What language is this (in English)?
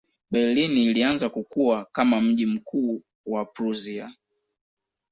Swahili